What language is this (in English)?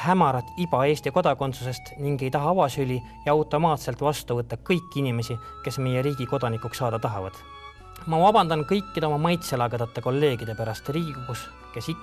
Finnish